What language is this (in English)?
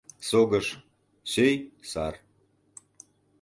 Mari